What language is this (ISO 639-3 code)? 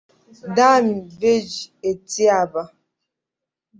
ibo